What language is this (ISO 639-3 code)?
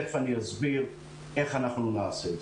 heb